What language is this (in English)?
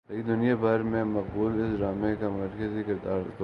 Urdu